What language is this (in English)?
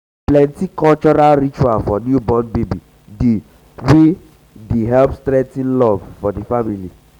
Nigerian Pidgin